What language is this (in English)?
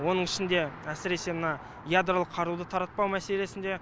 Kazakh